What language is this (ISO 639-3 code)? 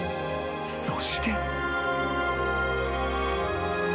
jpn